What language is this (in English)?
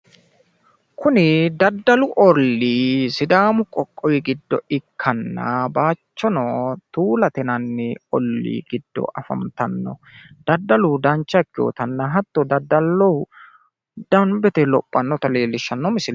Sidamo